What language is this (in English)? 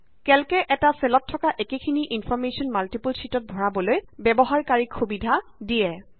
Assamese